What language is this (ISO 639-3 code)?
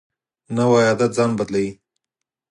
pus